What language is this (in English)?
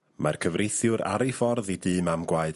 Welsh